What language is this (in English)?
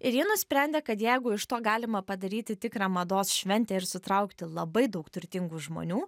Lithuanian